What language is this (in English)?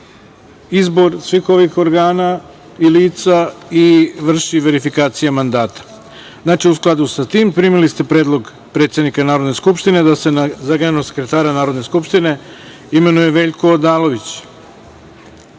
Serbian